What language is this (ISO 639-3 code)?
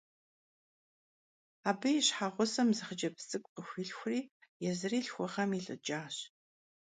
kbd